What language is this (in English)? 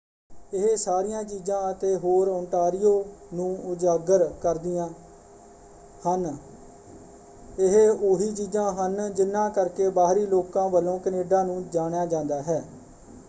Punjabi